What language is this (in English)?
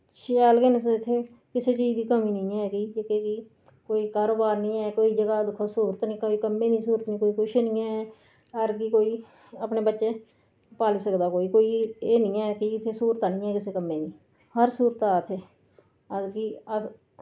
Dogri